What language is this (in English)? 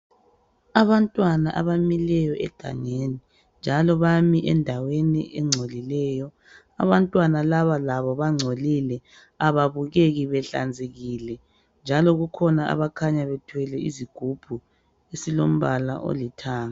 North Ndebele